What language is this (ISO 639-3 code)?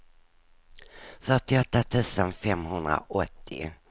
swe